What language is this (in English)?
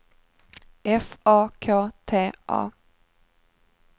Swedish